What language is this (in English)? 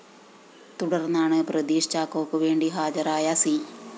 Malayalam